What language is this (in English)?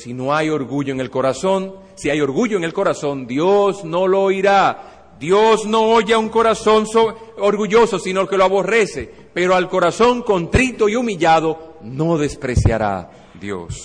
Spanish